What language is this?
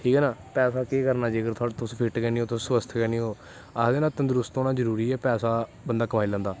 Dogri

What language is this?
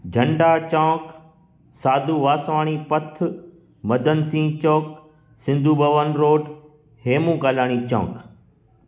Sindhi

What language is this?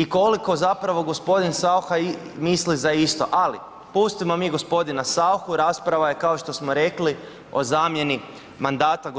Croatian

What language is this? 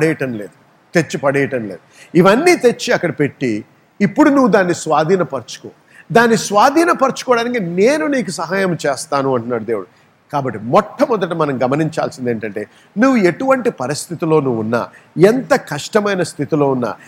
Telugu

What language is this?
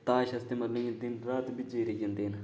Dogri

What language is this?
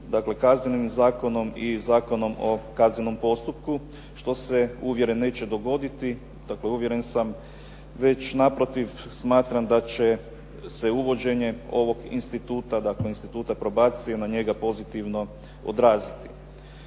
Croatian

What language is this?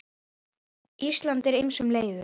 Icelandic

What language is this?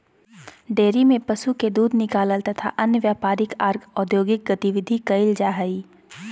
Magahi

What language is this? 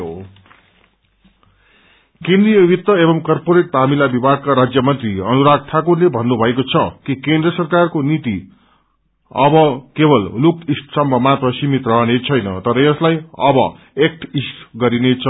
Nepali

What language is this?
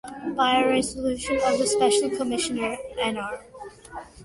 English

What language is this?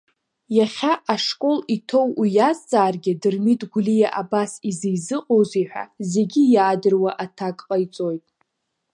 Abkhazian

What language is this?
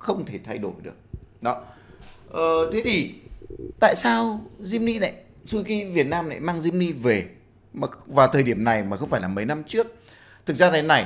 Vietnamese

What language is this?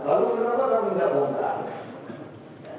Indonesian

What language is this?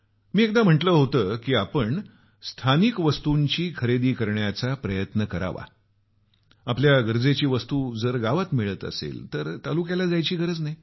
Marathi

